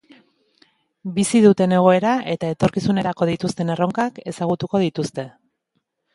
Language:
Basque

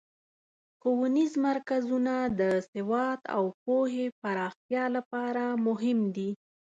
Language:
Pashto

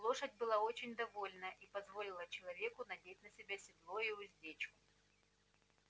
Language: Russian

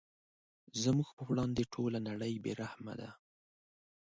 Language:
Pashto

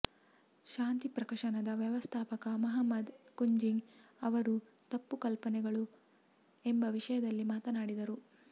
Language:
Kannada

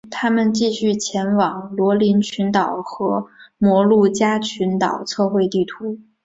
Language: Chinese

